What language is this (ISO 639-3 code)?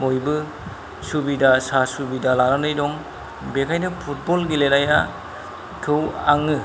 brx